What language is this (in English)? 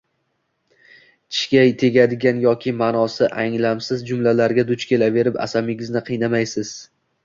Uzbek